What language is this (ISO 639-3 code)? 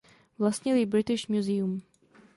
ces